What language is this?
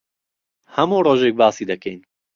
Central Kurdish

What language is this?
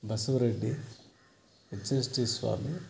Kannada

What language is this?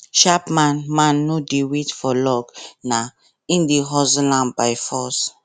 Nigerian Pidgin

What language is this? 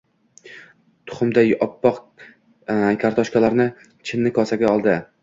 Uzbek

